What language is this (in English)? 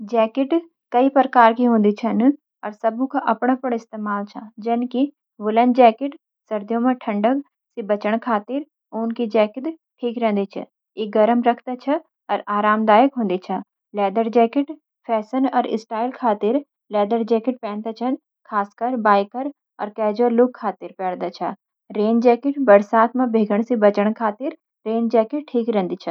Garhwali